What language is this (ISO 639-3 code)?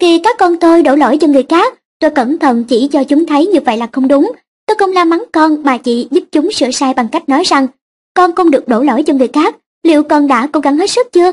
vie